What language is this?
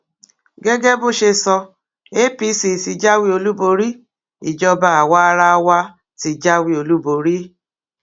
Yoruba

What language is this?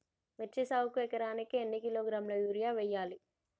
Telugu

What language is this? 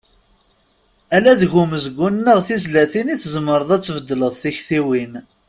Kabyle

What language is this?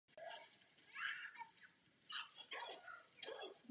Czech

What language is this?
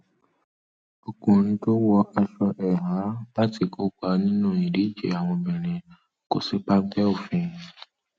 Yoruba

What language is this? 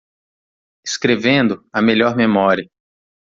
Portuguese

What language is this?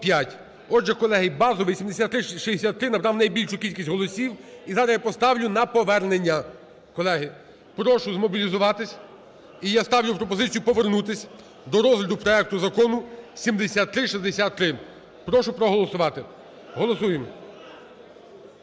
Ukrainian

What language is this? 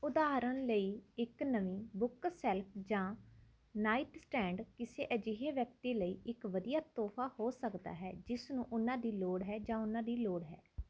Punjabi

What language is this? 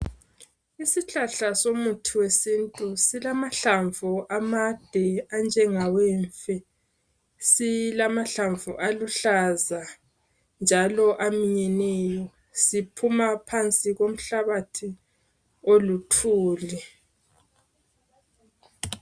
North Ndebele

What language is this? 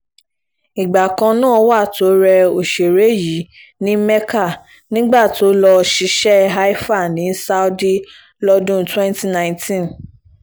Yoruba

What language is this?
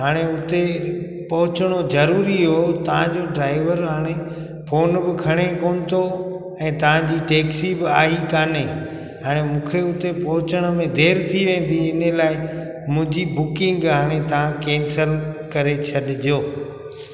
Sindhi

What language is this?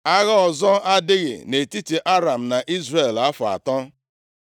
Igbo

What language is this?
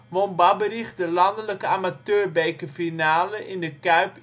Dutch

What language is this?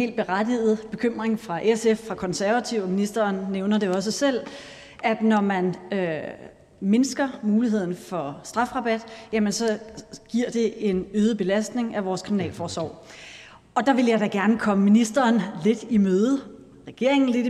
Danish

